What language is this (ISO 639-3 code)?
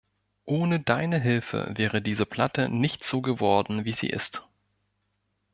deu